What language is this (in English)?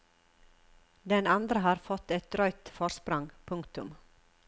Norwegian